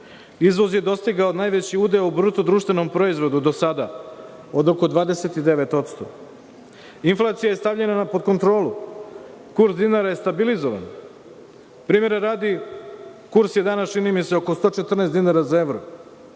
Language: Serbian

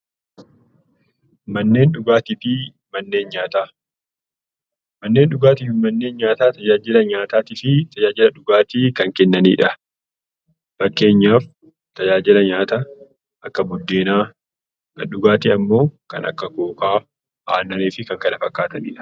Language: Oromo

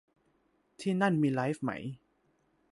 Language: Thai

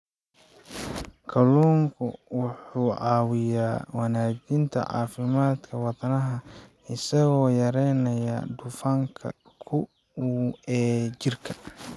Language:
Somali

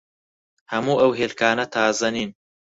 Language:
Central Kurdish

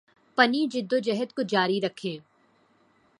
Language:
Urdu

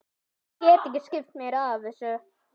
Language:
Icelandic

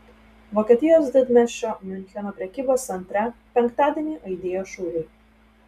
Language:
Lithuanian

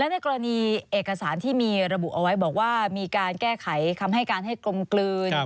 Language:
Thai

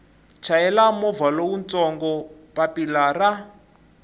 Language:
Tsonga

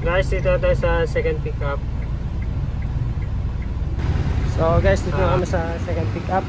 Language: Filipino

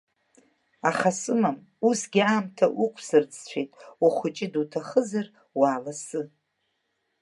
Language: Abkhazian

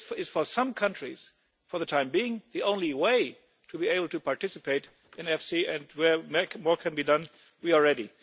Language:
English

